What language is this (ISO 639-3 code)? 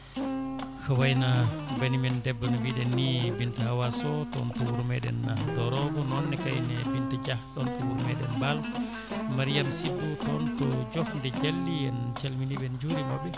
ful